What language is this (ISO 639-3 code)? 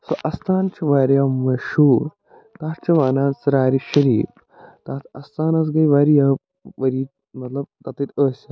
kas